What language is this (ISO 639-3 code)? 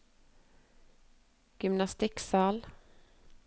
nor